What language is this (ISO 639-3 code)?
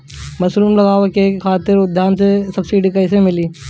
bho